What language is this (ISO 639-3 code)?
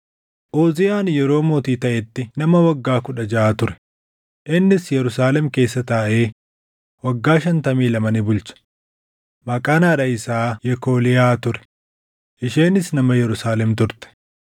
orm